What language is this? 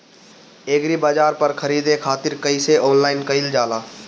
Bhojpuri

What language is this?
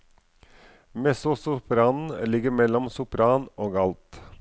Norwegian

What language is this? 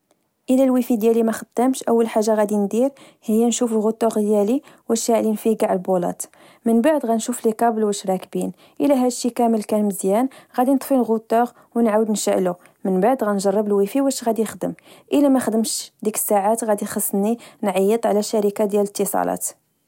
Moroccan Arabic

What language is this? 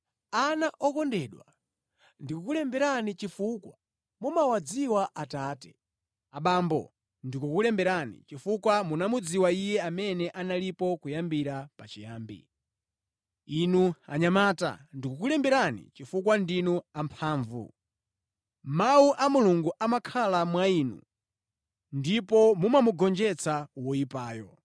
Nyanja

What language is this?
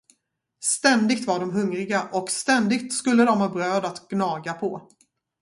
Swedish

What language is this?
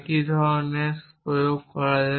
Bangla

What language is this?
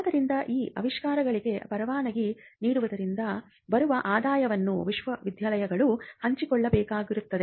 Kannada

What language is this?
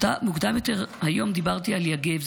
Hebrew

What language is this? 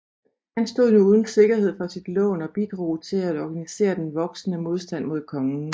Danish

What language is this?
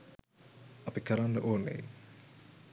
Sinhala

